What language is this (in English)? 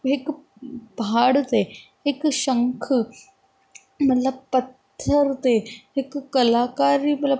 Sindhi